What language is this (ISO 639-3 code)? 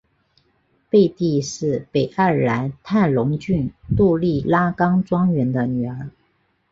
zho